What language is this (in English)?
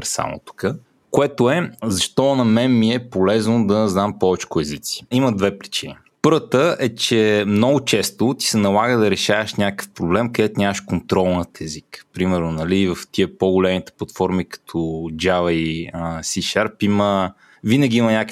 Bulgarian